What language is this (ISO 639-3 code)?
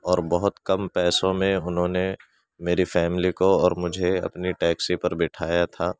urd